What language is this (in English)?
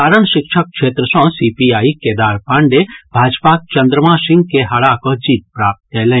Maithili